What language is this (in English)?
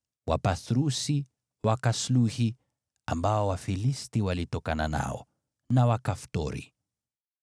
Swahili